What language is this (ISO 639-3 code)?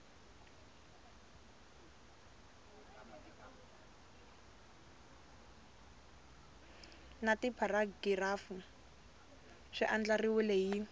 tso